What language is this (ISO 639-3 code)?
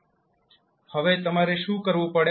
guj